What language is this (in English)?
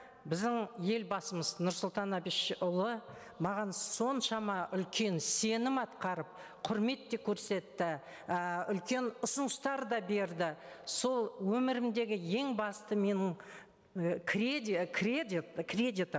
Kazakh